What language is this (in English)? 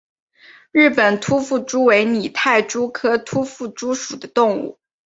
Chinese